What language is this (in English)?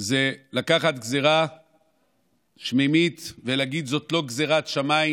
Hebrew